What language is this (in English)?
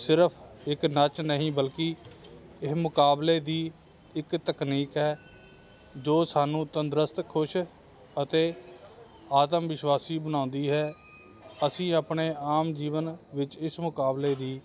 Punjabi